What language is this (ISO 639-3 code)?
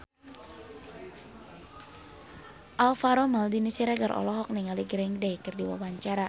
sun